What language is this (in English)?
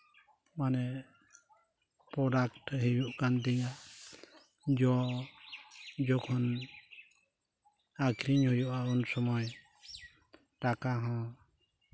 Santali